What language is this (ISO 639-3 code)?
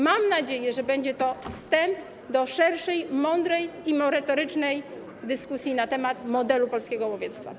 pol